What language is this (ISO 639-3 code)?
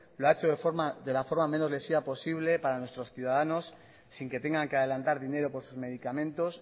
spa